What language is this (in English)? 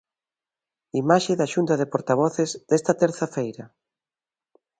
Galician